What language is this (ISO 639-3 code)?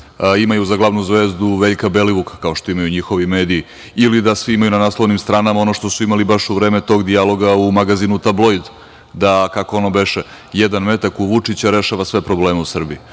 srp